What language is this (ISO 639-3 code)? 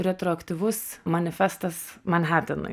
lit